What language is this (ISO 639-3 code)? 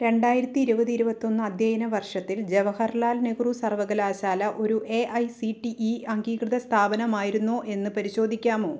mal